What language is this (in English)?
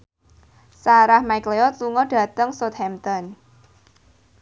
Javanese